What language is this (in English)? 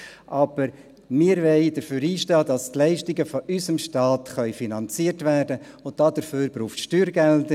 Swiss German